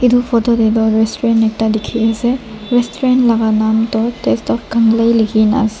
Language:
Naga Pidgin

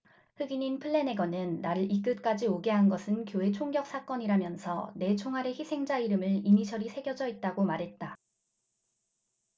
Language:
Korean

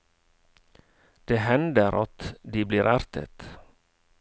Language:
Norwegian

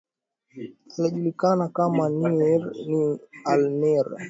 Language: Swahili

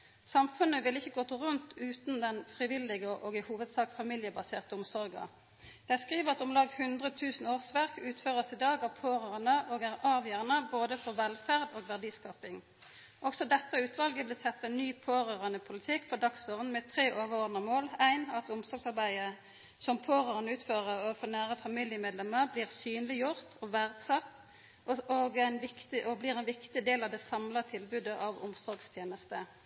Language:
Norwegian Nynorsk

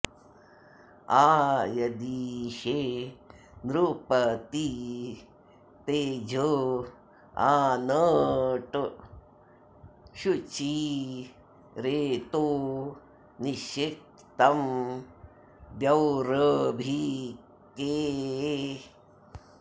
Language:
Sanskrit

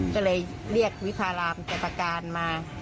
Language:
Thai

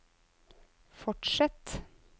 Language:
Norwegian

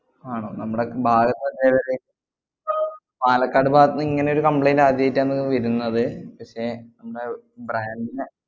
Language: Malayalam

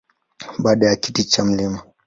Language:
Swahili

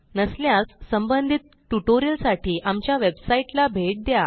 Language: Marathi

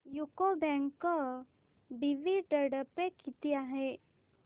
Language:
Marathi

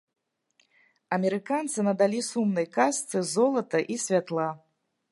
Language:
Belarusian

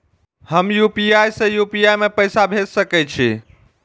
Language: Maithili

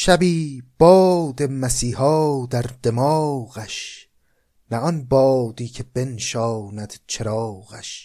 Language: Persian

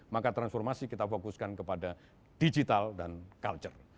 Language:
Indonesian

